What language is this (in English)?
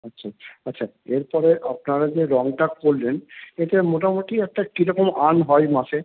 Bangla